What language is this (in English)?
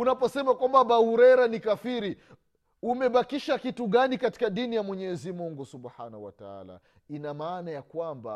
Swahili